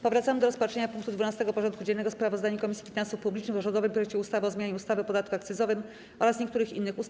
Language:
Polish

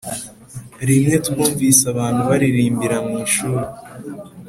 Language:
Kinyarwanda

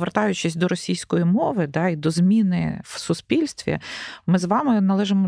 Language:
Ukrainian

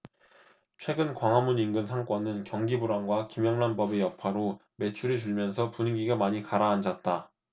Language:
Korean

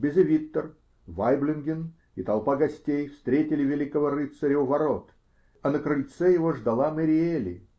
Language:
Russian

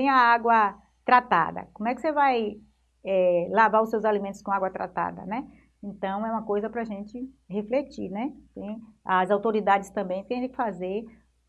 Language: Portuguese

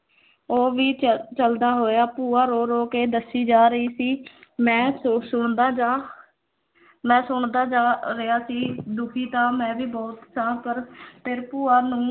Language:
Punjabi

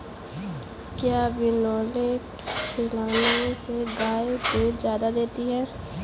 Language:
Hindi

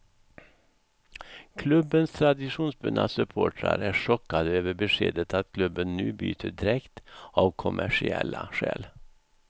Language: Swedish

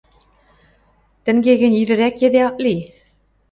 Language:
Western Mari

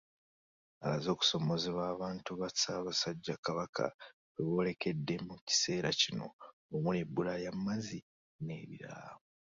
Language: Ganda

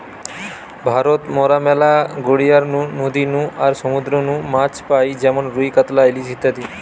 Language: Bangla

